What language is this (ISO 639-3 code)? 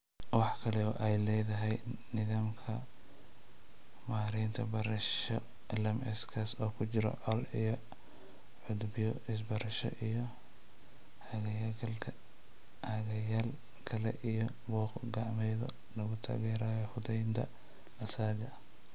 som